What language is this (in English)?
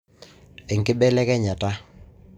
Masai